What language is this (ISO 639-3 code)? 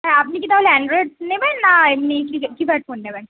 ben